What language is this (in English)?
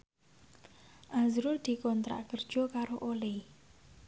Javanese